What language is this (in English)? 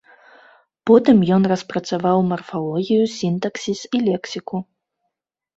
Belarusian